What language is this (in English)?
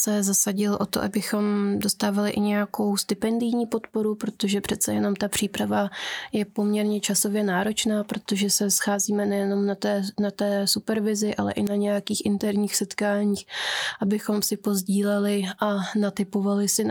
Czech